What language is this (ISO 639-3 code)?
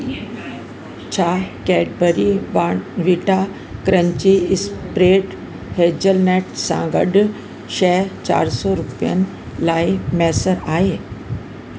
snd